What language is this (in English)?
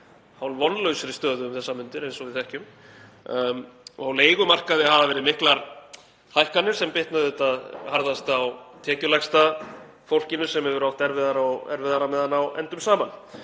Icelandic